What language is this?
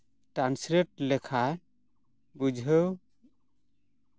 Santali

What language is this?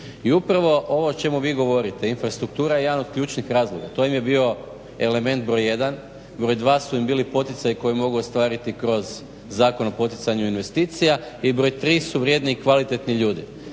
Croatian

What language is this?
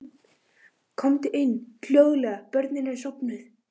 Icelandic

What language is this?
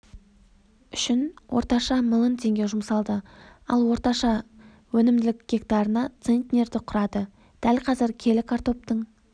Kazakh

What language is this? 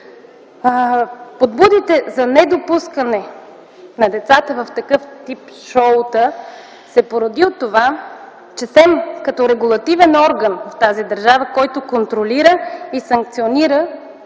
Bulgarian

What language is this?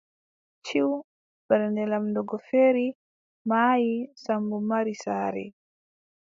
Adamawa Fulfulde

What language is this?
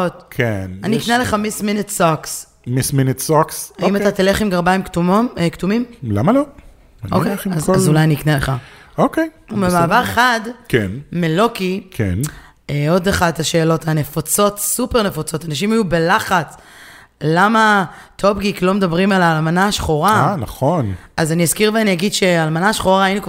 Hebrew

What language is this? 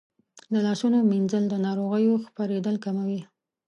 Pashto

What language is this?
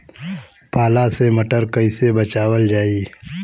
Bhojpuri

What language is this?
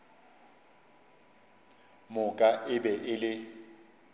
Northern Sotho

